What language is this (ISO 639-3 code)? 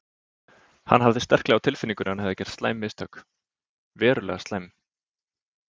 isl